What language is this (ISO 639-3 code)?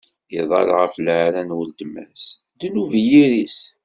kab